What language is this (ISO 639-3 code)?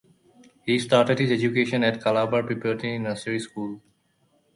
eng